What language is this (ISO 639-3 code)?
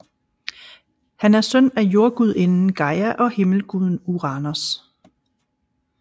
dan